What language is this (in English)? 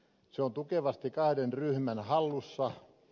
Finnish